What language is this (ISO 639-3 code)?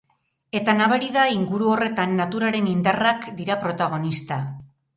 eus